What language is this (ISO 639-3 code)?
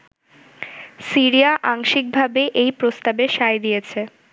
ben